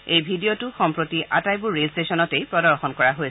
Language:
Assamese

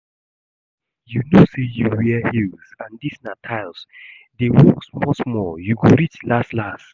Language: Nigerian Pidgin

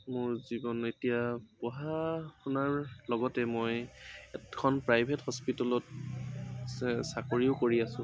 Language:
Assamese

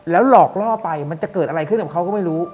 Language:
Thai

